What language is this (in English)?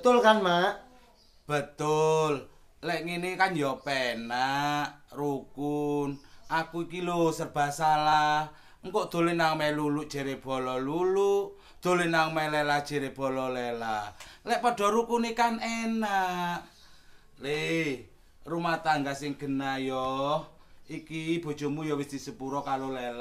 Indonesian